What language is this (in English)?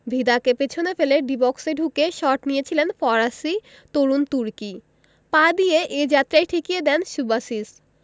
Bangla